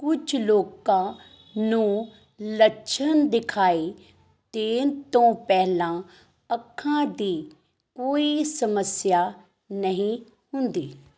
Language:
Punjabi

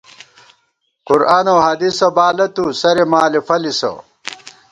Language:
Gawar-Bati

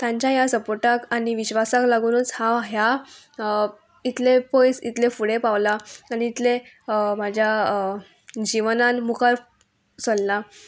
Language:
Konkani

